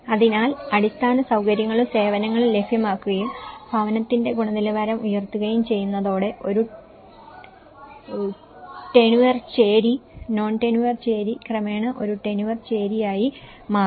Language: Malayalam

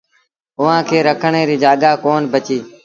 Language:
Sindhi Bhil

